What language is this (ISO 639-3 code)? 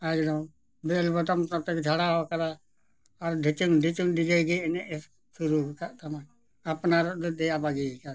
sat